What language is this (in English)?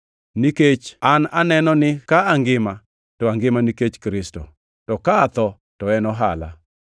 Luo (Kenya and Tanzania)